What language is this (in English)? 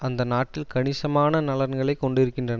Tamil